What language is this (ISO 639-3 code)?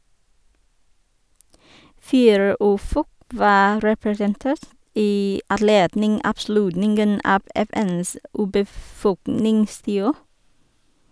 nor